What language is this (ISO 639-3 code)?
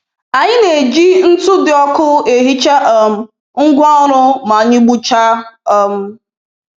ibo